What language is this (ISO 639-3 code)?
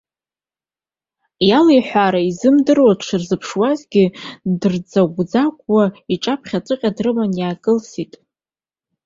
abk